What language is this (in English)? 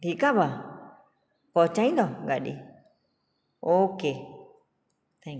Sindhi